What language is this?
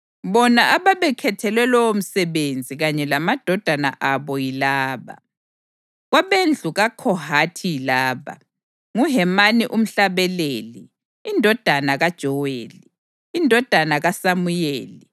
North Ndebele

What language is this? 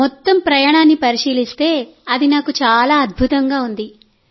Telugu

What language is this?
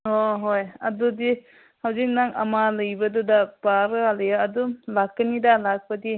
Manipuri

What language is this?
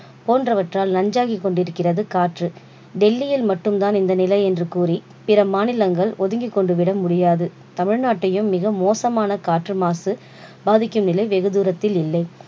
Tamil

